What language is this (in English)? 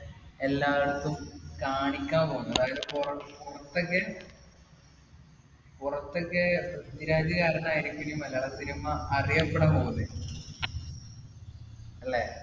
Malayalam